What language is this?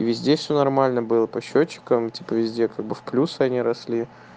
Russian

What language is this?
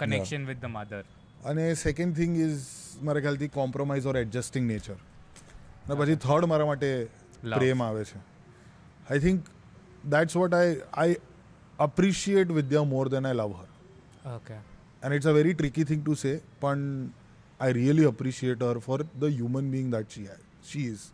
Gujarati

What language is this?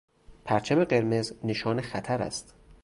Persian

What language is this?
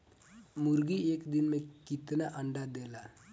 Bhojpuri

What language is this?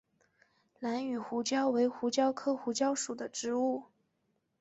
Chinese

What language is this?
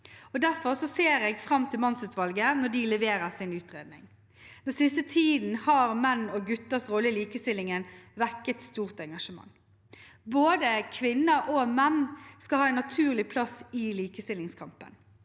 Norwegian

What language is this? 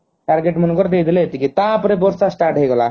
Odia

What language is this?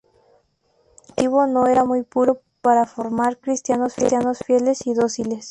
Spanish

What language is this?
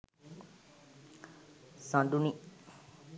Sinhala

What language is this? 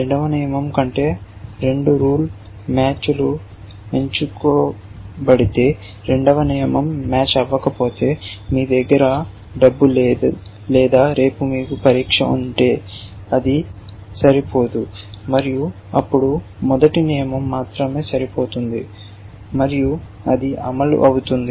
Telugu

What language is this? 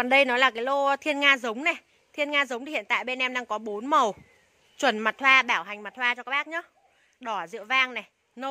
Vietnamese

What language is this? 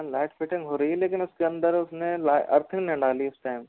Hindi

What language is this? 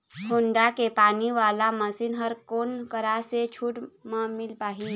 Chhattisgarhi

